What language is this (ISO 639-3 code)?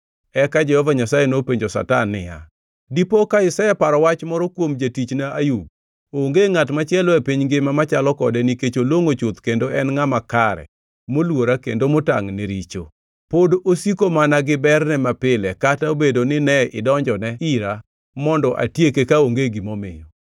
luo